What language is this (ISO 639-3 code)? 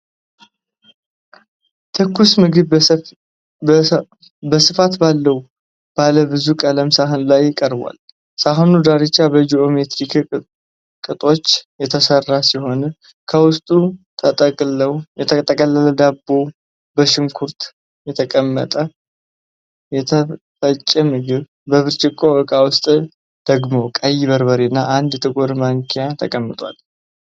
amh